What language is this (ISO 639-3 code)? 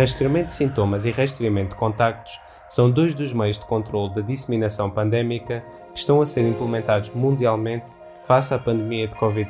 por